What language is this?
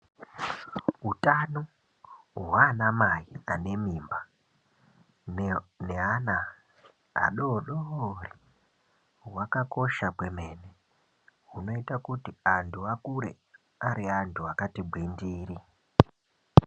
Ndau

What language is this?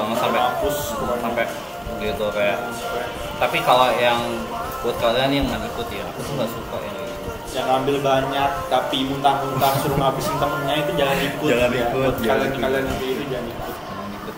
Indonesian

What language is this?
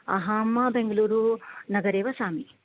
Sanskrit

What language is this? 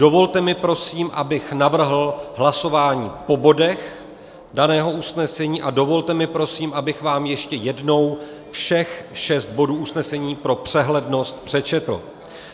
Czech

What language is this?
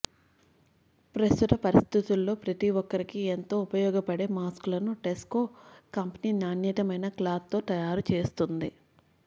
Telugu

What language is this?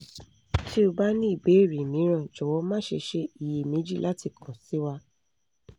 Yoruba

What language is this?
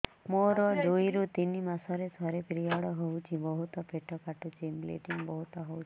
Odia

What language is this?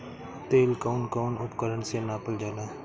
Bhojpuri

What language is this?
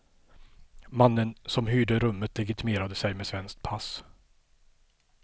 Swedish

